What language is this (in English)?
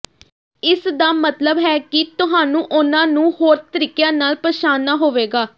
Punjabi